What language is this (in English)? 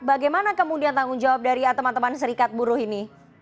Indonesian